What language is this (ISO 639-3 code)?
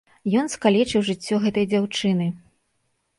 bel